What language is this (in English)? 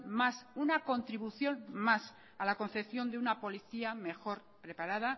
Spanish